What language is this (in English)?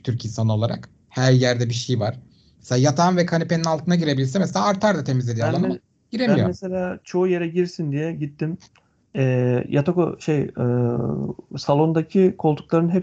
Turkish